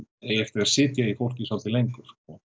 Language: Icelandic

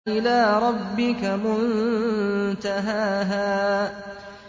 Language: Arabic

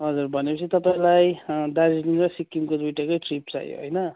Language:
Nepali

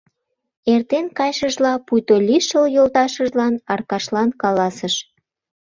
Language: Mari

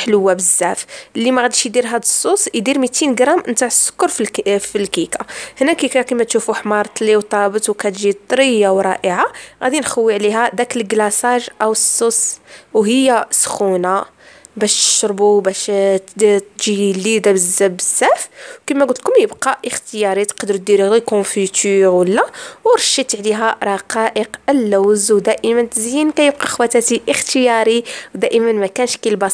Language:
Arabic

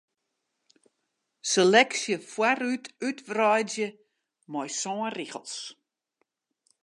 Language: Western Frisian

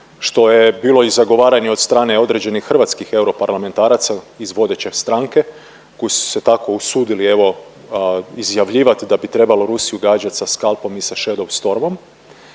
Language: Croatian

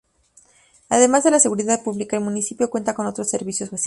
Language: Spanish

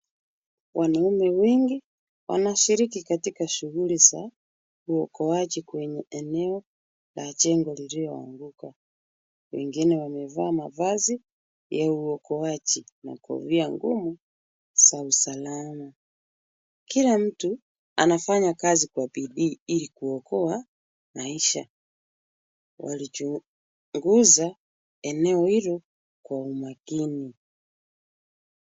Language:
Swahili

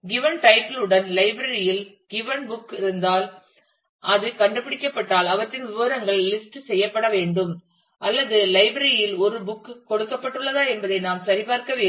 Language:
Tamil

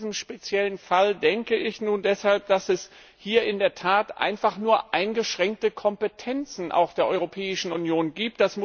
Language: German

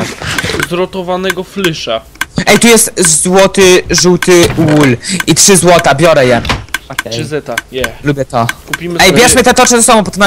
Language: Polish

